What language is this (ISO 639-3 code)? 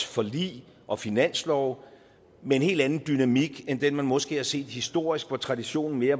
dan